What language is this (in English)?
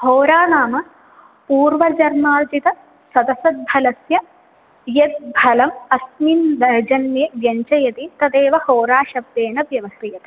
Sanskrit